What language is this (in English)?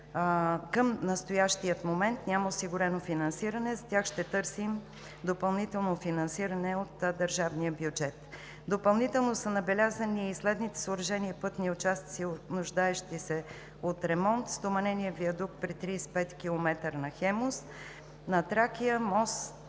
Bulgarian